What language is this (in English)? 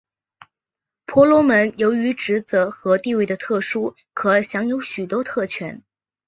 Chinese